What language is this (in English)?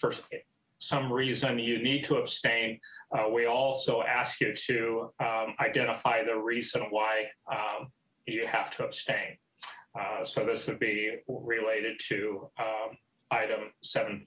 English